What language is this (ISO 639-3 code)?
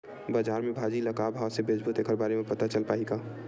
hne